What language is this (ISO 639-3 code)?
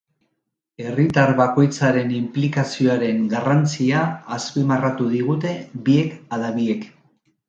eus